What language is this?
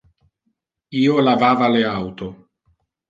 Interlingua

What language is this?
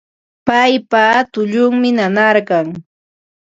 Ambo-Pasco Quechua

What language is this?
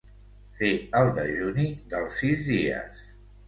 Catalan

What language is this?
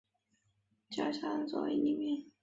Chinese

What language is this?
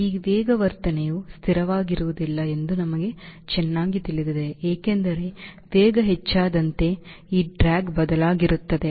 Kannada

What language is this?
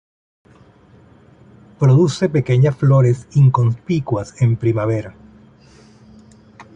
Spanish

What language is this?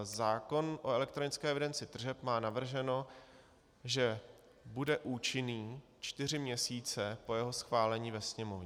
Czech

